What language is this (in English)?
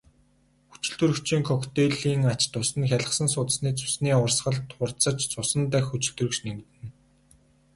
Mongolian